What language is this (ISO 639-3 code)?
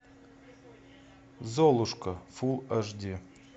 rus